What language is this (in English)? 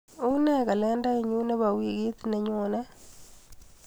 Kalenjin